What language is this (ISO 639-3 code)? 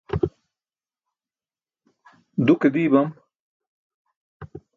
bsk